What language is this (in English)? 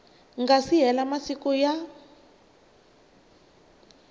Tsonga